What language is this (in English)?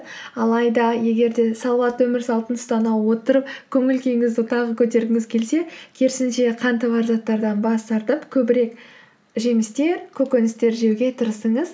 Kazakh